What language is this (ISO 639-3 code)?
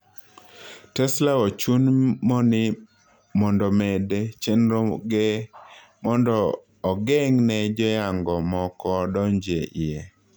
luo